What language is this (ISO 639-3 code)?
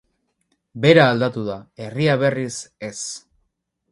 eus